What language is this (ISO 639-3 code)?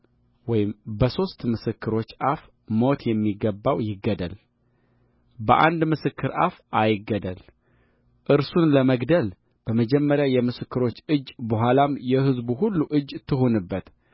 amh